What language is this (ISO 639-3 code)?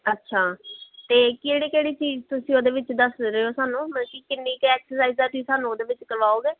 pan